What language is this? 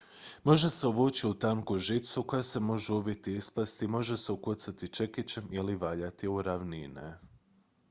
Croatian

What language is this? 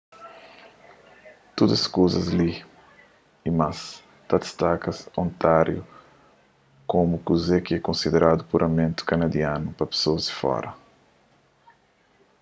Kabuverdianu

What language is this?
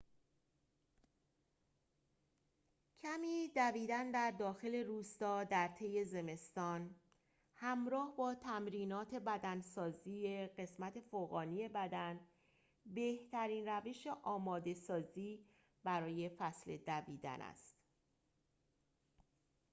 Persian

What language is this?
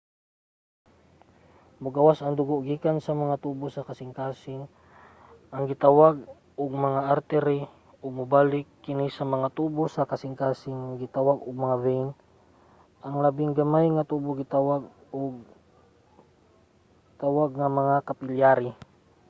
Cebuano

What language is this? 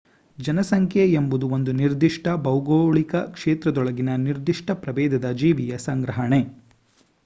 Kannada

